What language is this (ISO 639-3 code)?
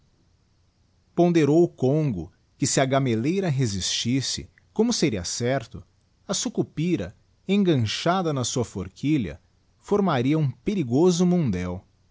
por